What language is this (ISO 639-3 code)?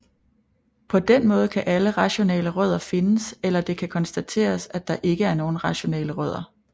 dan